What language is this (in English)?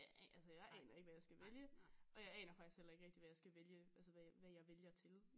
Danish